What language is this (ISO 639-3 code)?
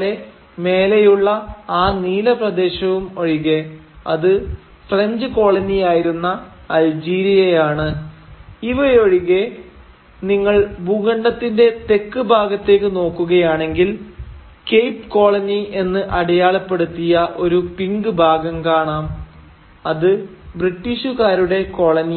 mal